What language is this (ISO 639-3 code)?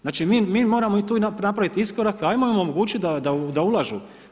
hrv